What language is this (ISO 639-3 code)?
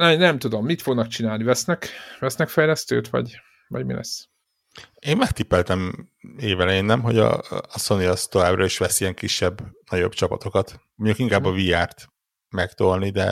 hun